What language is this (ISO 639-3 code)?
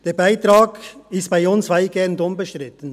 gsw